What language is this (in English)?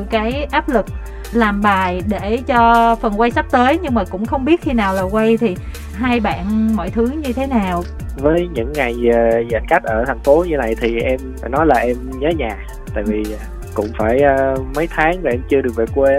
Vietnamese